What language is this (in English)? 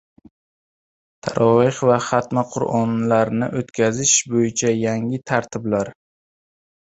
Uzbek